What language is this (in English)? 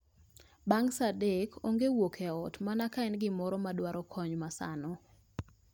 Luo (Kenya and Tanzania)